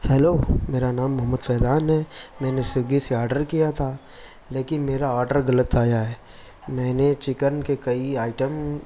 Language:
Urdu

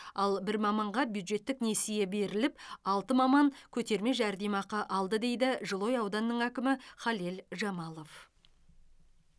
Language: Kazakh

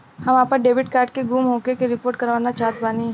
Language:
Bhojpuri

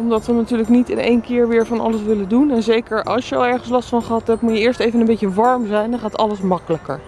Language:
Dutch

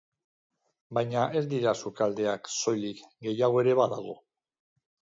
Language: Basque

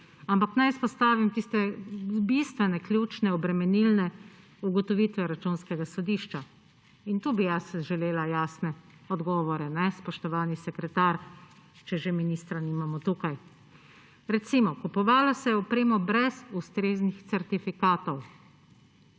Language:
Slovenian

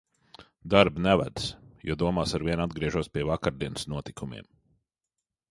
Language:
Latvian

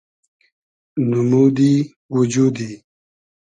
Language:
Hazaragi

